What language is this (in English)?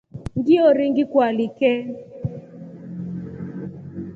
Rombo